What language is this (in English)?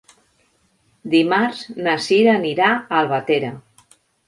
Catalan